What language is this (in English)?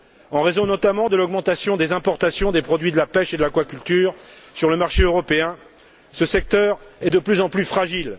French